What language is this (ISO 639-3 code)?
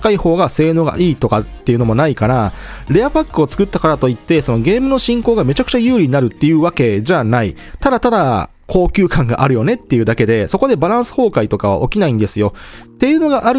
jpn